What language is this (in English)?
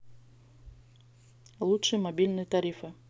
Russian